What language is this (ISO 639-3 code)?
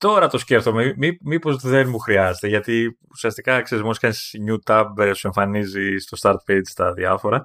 ell